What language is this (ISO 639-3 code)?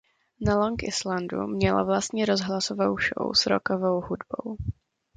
ces